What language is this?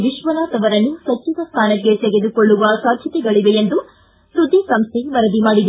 Kannada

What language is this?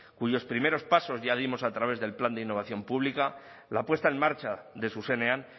Spanish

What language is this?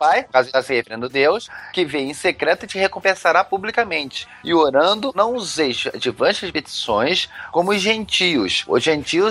Portuguese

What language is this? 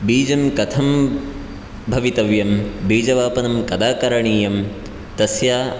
Sanskrit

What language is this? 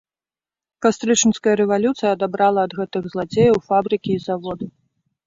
Belarusian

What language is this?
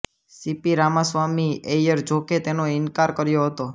Gujarati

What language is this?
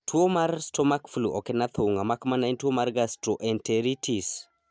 Luo (Kenya and Tanzania)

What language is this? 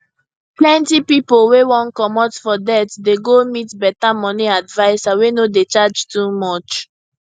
Nigerian Pidgin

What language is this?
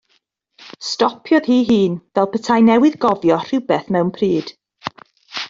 Welsh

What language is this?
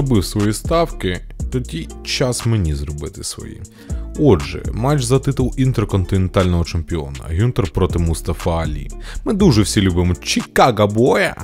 Ukrainian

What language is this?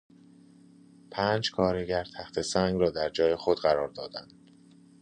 Persian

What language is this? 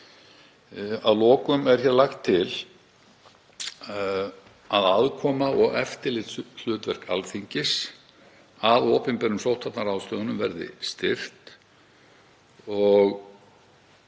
Icelandic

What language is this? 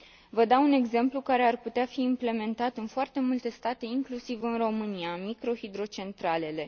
Romanian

